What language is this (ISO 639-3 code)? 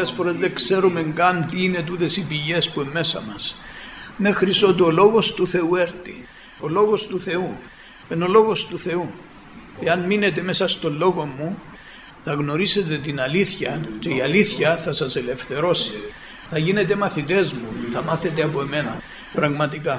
ell